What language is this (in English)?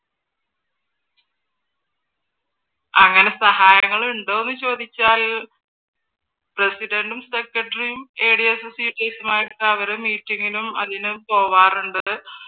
Malayalam